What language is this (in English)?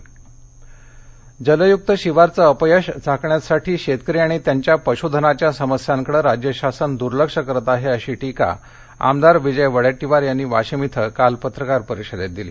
Marathi